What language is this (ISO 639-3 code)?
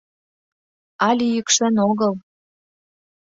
chm